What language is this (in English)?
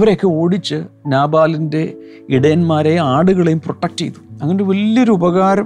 Malayalam